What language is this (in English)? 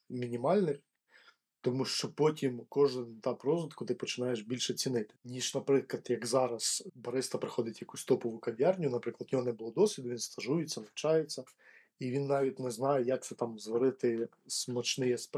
Ukrainian